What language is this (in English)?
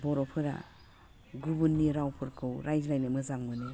Bodo